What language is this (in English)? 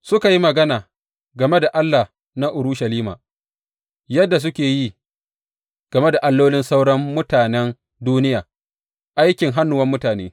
Hausa